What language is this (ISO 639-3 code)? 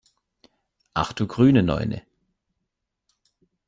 deu